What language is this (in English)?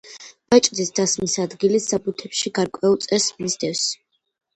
Georgian